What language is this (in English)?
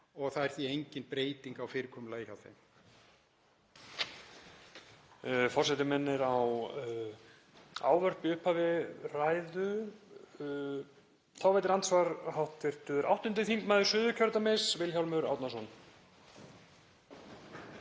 Icelandic